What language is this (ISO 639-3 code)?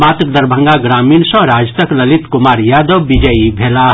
mai